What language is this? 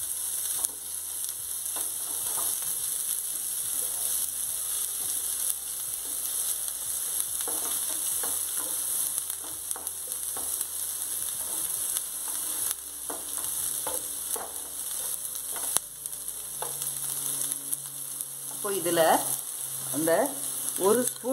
Hindi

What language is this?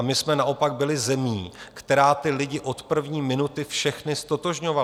Czech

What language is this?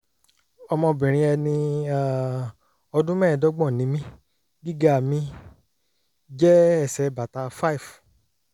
Yoruba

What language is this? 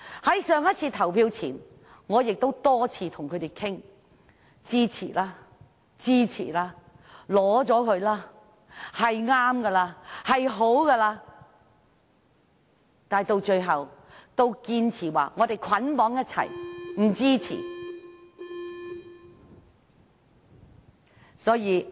Cantonese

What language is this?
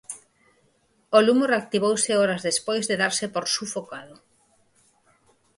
Galician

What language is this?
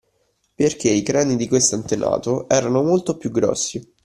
Italian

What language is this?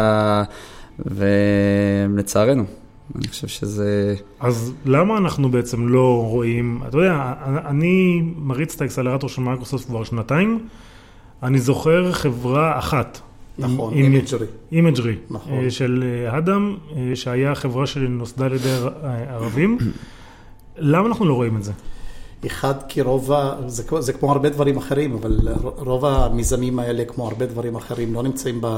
Hebrew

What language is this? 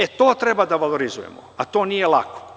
Serbian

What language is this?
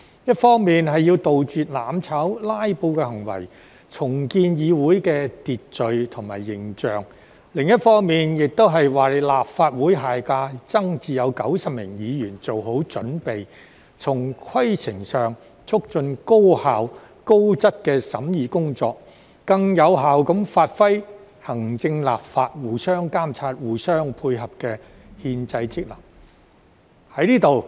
Cantonese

